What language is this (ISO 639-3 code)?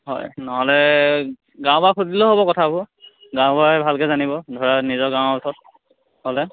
asm